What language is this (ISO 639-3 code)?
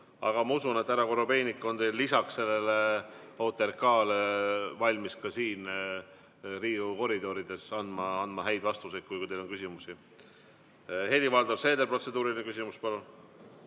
est